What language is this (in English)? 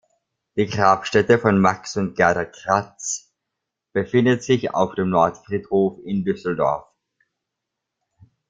German